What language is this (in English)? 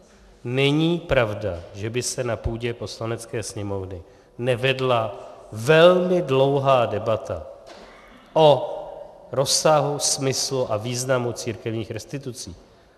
Czech